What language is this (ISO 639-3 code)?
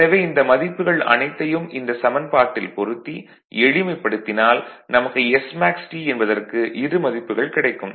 tam